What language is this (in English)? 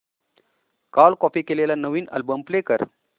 Marathi